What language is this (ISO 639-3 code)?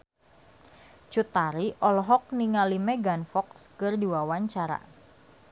sun